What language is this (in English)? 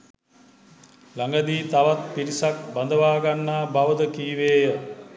Sinhala